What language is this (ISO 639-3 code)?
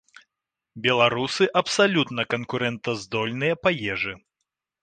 bel